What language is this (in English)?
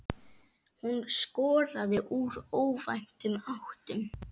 Icelandic